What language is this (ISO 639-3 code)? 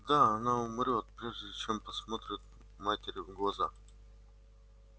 rus